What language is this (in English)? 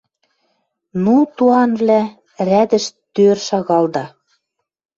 Western Mari